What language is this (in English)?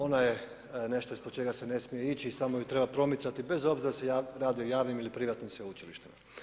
Croatian